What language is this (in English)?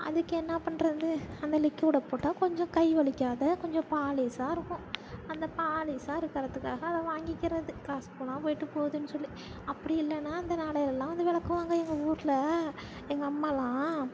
Tamil